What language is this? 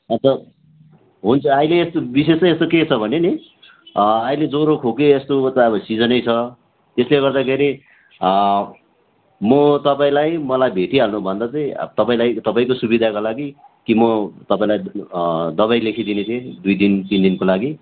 Nepali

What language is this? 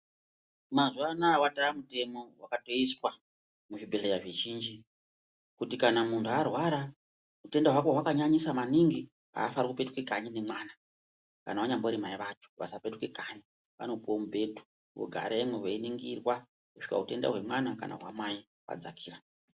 Ndau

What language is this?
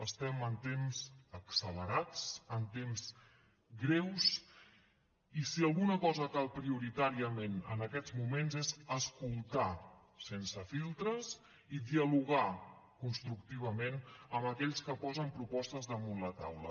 Catalan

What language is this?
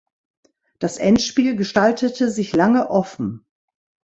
German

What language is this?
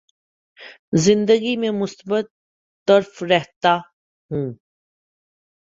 Urdu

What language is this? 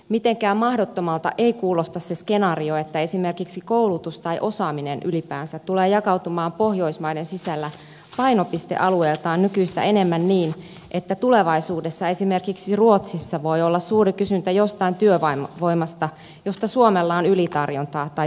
Finnish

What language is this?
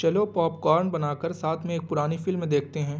Urdu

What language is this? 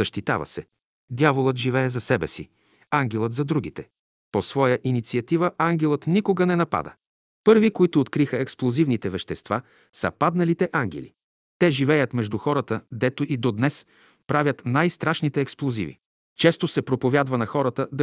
Bulgarian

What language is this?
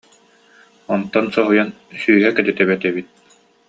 Yakut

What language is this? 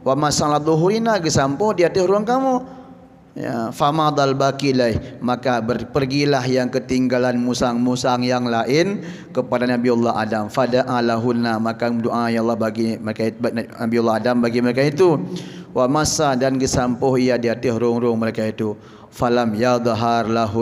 Malay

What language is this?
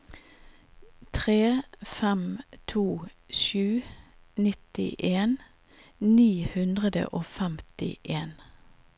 Norwegian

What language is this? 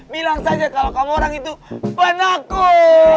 Indonesian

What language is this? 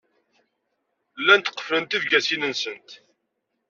Kabyle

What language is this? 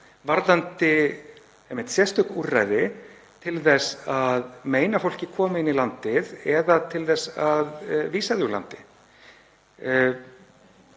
Icelandic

